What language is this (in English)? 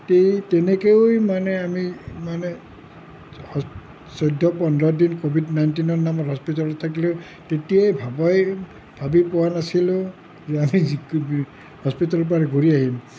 Assamese